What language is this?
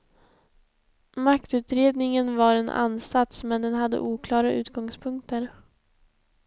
Swedish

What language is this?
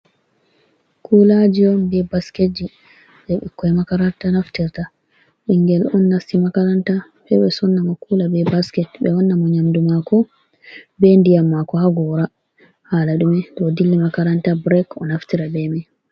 Fula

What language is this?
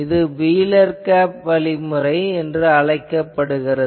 Tamil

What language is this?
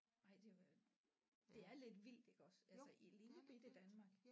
Danish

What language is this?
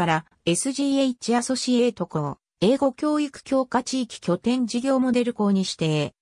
Japanese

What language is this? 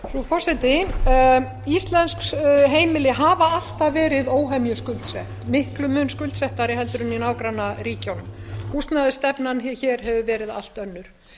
Icelandic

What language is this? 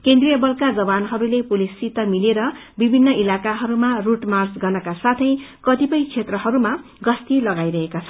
Nepali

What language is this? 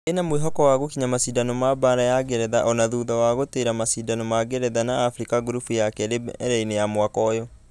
Kikuyu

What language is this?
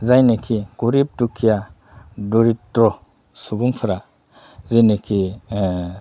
Bodo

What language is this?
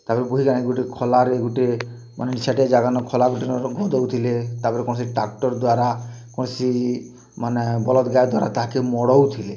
Odia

